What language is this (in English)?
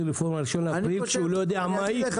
Hebrew